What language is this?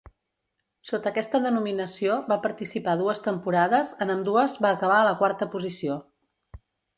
Catalan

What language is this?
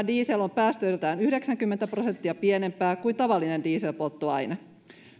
Finnish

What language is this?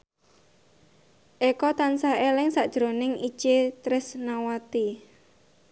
Javanese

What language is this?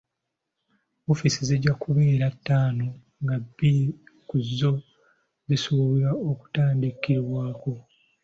Ganda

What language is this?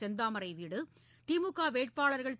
Tamil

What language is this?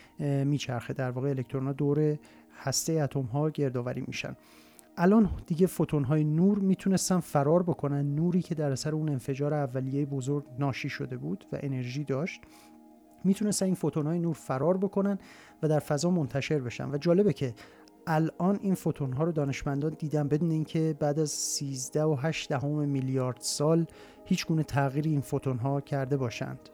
Persian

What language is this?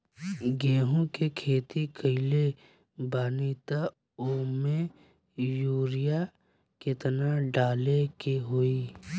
Bhojpuri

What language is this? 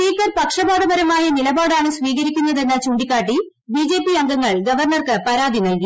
Malayalam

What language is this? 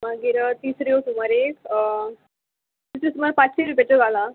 Konkani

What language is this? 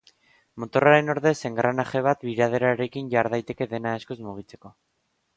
Basque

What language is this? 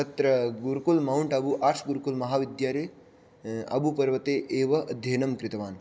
Sanskrit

